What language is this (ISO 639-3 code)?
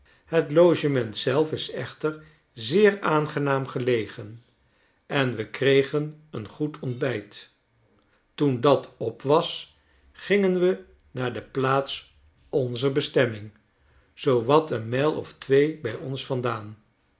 nld